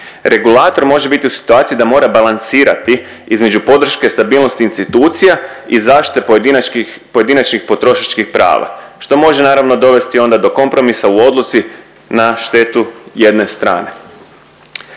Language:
Croatian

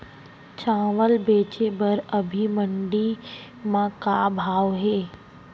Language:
Chhattisgarhi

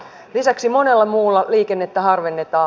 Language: Finnish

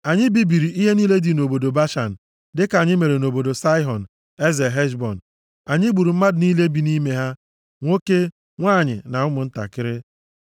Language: Igbo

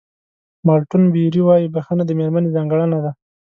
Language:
Pashto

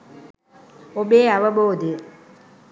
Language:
Sinhala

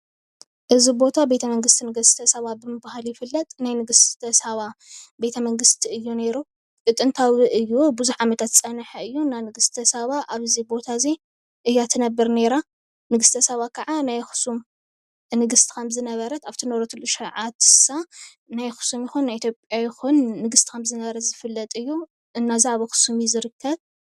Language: Tigrinya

